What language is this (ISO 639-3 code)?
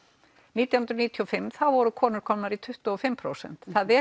isl